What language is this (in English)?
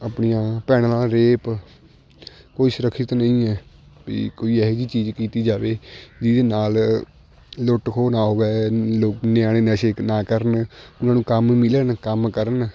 Punjabi